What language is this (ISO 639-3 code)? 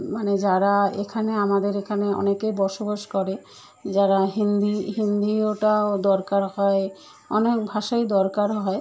ben